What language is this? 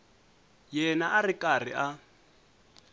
Tsonga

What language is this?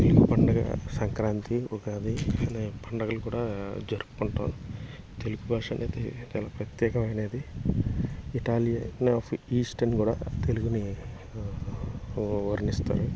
Telugu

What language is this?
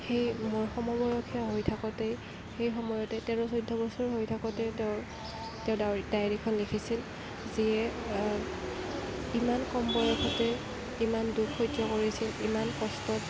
Assamese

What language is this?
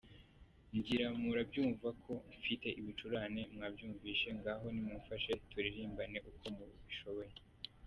Kinyarwanda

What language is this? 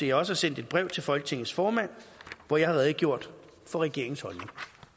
Danish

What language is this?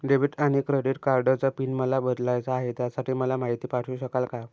Marathi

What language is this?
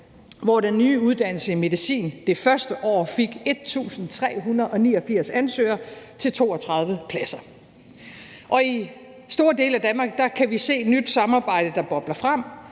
Danish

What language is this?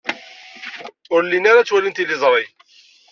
Kabyle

